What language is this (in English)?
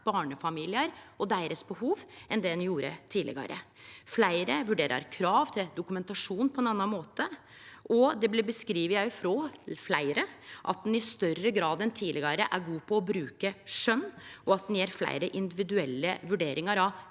Norwegian